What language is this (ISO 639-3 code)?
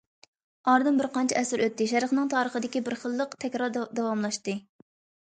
uig